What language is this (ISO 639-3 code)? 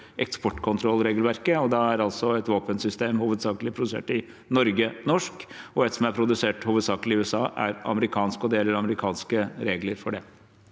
nor